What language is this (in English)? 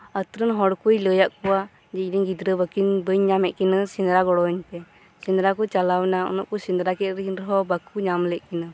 Santali